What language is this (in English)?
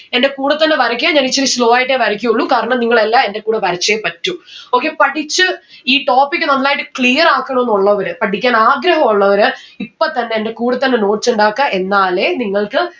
Malayalam